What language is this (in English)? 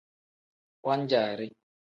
Tem